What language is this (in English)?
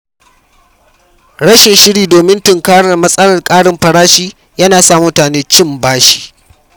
Hausa